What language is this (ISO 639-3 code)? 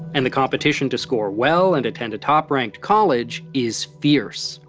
eng